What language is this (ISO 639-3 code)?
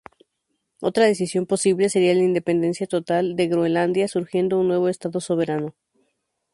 spa